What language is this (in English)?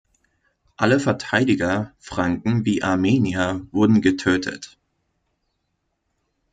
German